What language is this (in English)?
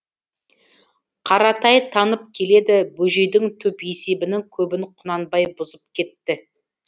Kazakh